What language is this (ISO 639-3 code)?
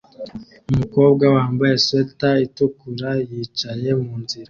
kin